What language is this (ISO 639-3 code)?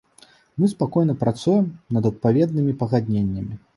bel